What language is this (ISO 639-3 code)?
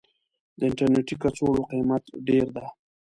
pus